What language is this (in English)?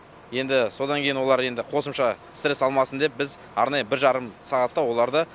Kazakh